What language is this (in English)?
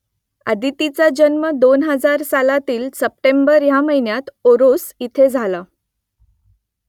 Marathi